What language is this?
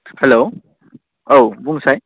Bodo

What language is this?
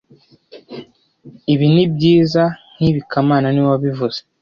Kinyarwanda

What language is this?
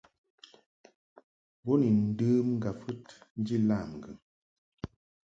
Mungaka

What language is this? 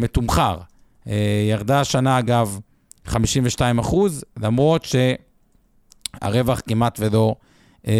Hebrew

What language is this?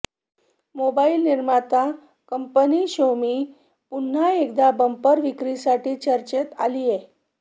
Marathi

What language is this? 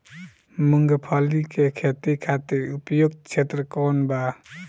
Bhojpuri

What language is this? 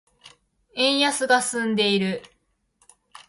Japanese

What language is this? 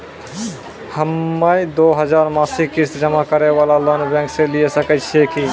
Maithili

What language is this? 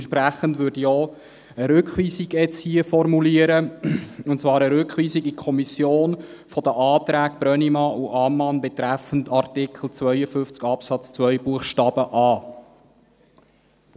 Swiss German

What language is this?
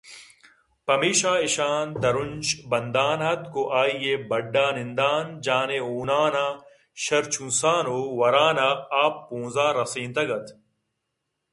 Eastern Balochi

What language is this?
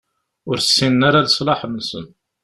Kabyle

